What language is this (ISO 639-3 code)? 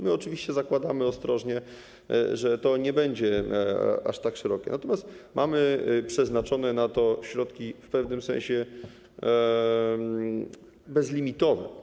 pol